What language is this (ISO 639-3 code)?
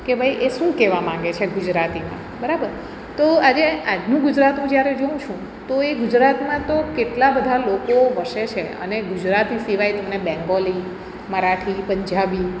guj